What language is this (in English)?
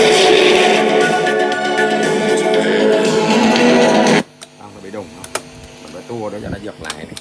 Vietnamese